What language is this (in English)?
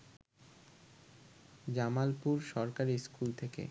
Bangla